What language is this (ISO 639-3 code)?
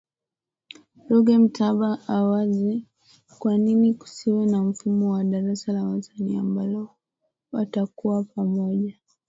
swa